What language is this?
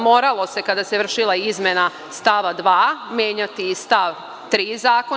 Serbian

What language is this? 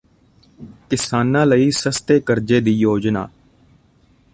Punjabi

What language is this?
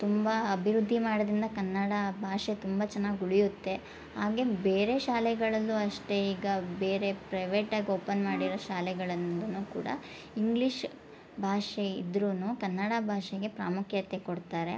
Kannada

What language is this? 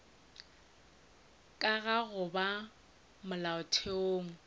Northern Sotho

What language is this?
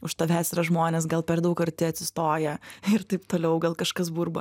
Lithuanian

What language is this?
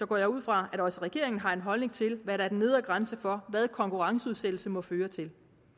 Danish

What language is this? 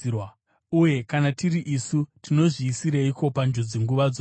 Shona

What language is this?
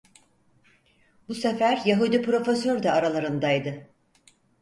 Turkish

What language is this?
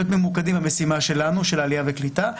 Hebrew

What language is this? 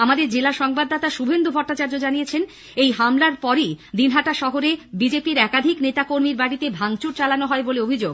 Bangla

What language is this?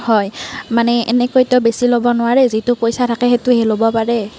Assamese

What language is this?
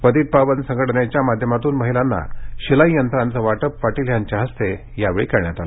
Marathi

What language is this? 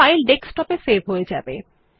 Bangla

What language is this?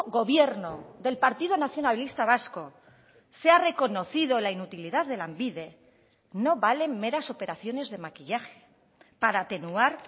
Spanish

